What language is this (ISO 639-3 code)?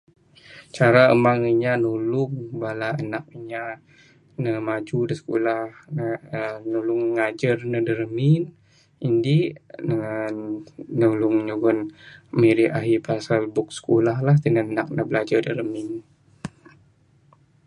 sdo